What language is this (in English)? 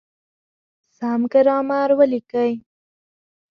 Pashto